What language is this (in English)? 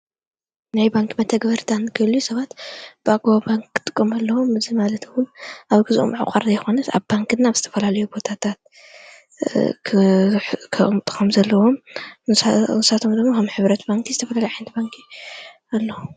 Tigrinya